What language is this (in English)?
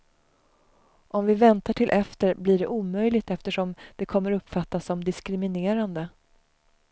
Swedish